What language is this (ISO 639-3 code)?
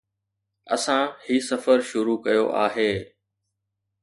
snd